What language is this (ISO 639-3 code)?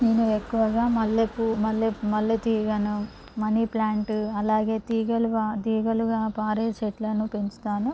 tel